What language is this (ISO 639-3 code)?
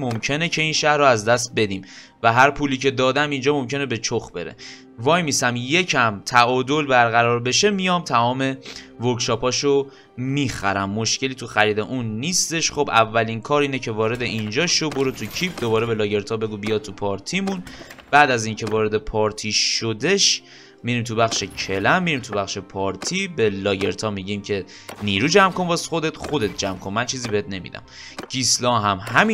fas